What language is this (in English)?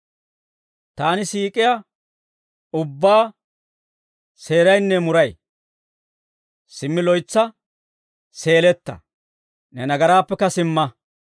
Dawro